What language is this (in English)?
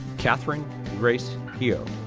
English